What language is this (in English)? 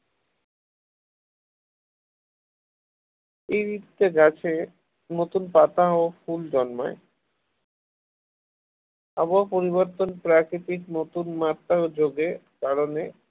Bangla